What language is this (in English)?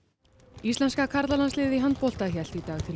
Icelandic